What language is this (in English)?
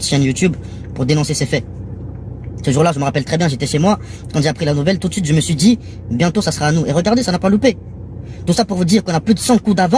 French